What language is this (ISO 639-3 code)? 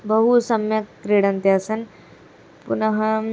san